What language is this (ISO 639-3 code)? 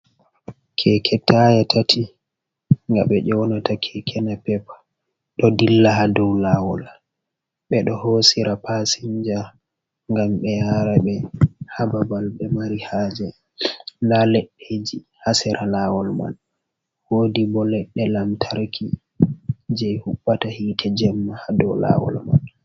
ful